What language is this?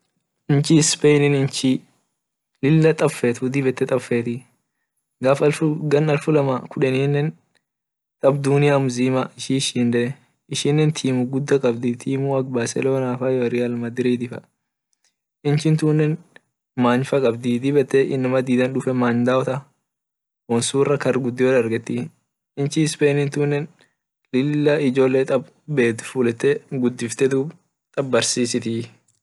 Orma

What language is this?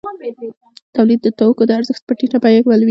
Pashto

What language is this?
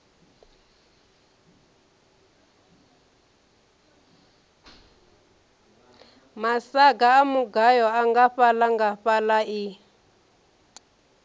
Venda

